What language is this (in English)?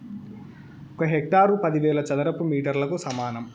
Telugu